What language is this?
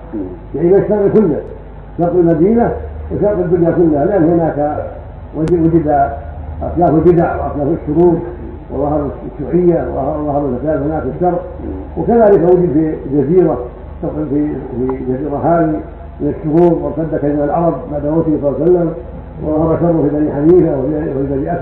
Arabic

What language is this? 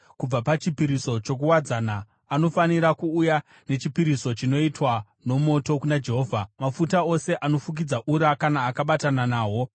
Shona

